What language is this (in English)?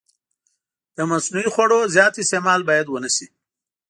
Pashto